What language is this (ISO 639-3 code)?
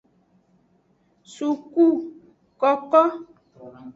ajg